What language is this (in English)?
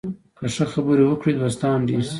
Pashto